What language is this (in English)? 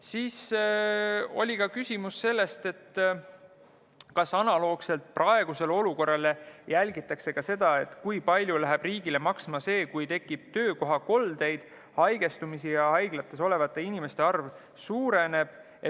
Estonian